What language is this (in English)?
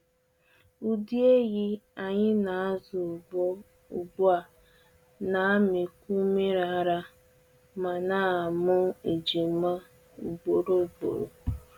Igbo